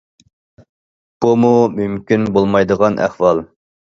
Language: Uyghur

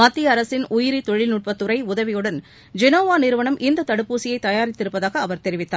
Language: Tamil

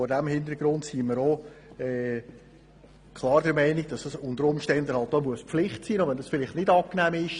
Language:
Swiss German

